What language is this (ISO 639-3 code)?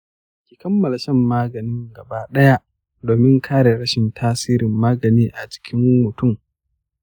hau